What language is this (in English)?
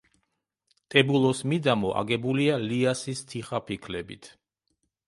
Georgian